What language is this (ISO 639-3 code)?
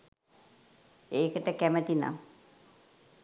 sin